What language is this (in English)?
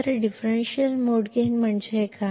Kannada